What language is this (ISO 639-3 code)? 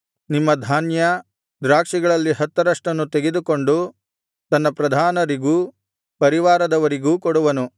kan